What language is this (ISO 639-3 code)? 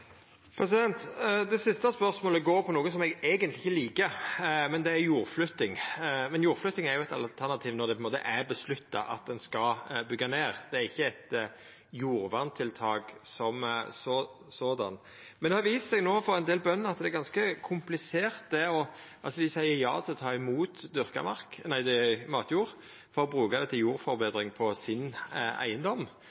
nno